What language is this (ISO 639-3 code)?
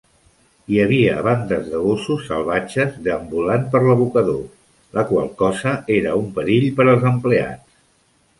cat